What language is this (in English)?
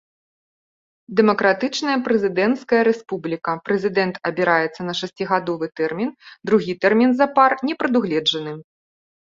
Belarusian